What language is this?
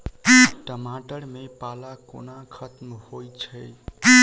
Maithili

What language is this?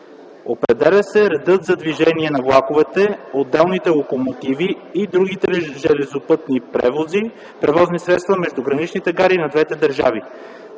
Bulgarian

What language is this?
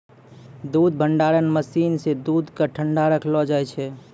Maithili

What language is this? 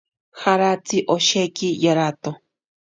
Ashéninka Perené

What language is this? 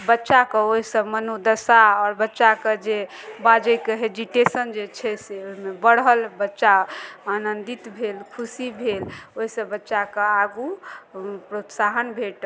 Maithili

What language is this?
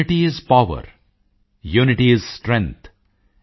Punjabi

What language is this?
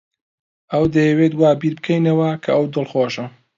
Central Kurdish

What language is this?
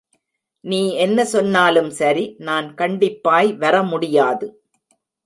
Tamil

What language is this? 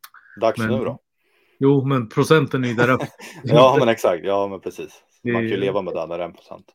Swedish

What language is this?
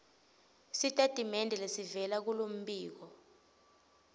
Swati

